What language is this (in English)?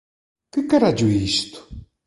Galician